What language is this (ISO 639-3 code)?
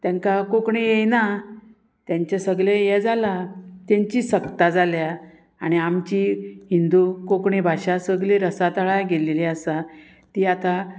kok